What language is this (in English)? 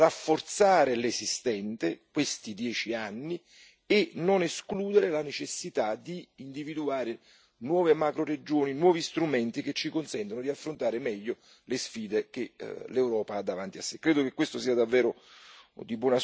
Italian